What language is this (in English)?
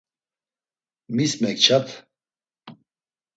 Laz